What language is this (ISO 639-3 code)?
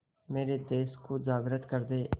hin